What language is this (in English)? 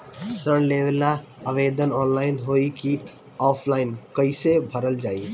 Bhojpuri